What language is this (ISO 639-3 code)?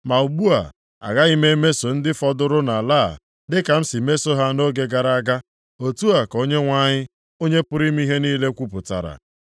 ibo